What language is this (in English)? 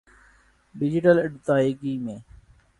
Urdu